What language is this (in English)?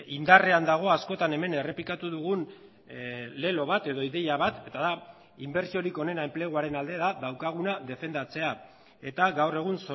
Basque